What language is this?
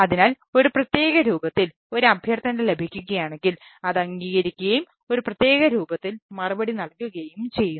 Malayalam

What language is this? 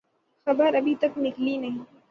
Urdu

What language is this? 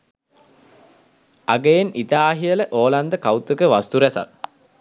Sinhala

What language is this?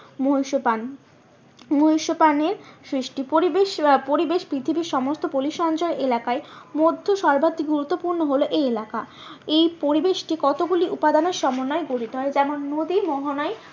Bangla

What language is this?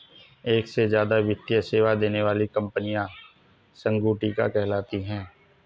Hindi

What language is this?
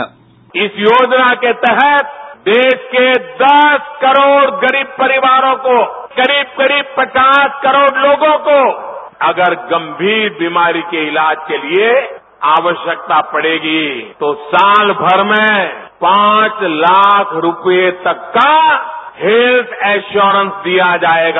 Hindi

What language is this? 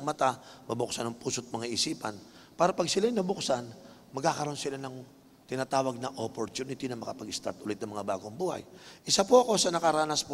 Filipino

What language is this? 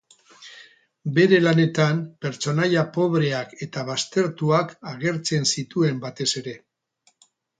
Basque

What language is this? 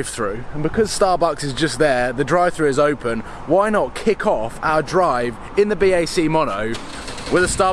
English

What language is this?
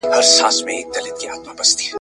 Pashto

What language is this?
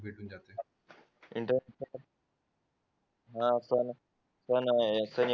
Marathi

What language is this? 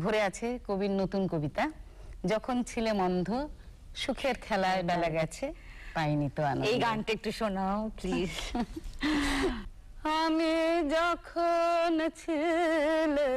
Hindi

